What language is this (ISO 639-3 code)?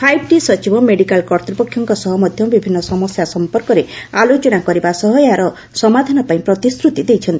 ori